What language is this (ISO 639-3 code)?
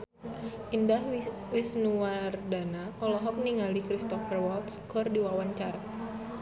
sun